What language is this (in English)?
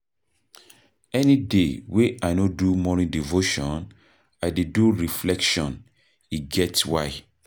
Nigerian Pidgin